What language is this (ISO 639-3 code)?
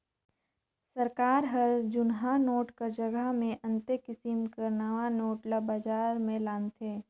hne